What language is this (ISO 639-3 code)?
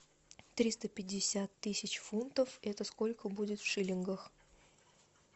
rus